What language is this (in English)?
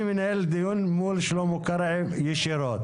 Hebrew